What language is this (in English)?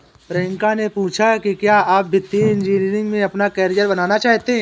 Hindi